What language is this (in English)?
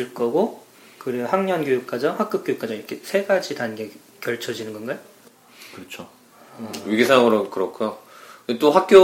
Korean